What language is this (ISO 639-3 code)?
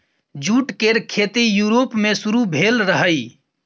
mai